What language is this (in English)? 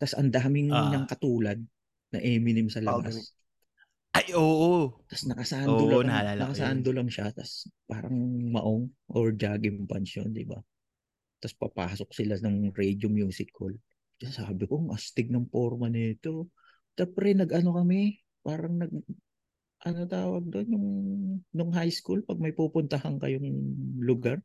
Filipino